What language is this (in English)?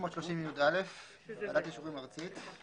Hebrew